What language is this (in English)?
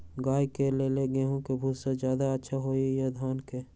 Magahi